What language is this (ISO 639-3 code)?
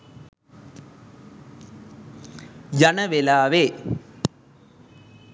sin